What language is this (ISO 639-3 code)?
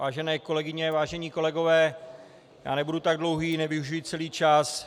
ces